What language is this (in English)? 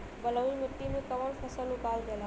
Bhojpuri